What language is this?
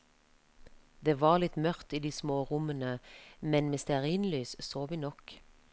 Norwegian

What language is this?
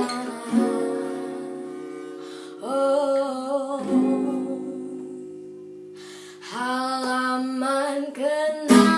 Indonesian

